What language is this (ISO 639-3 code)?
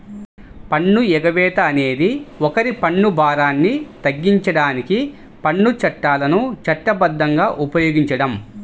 tel